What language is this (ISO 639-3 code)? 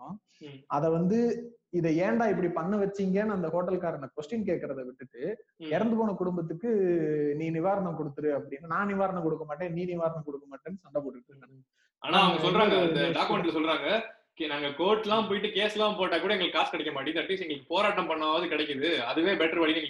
tam